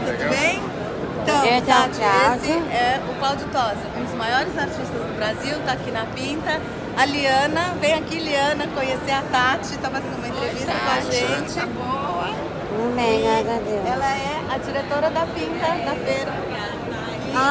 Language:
Portuguese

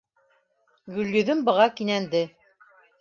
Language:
Bashkir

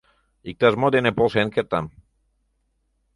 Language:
Mari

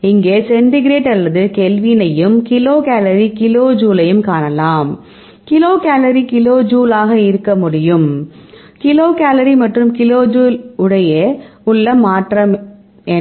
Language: Tamil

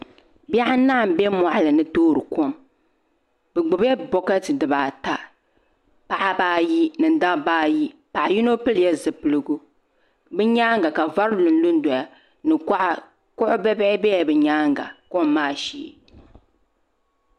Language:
Dagbani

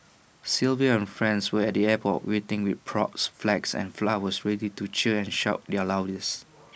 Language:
English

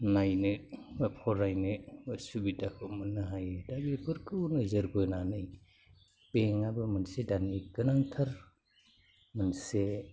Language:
Bodo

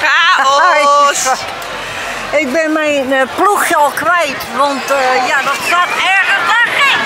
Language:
Dutch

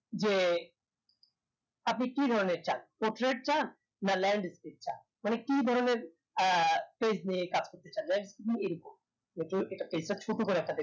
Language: Bangla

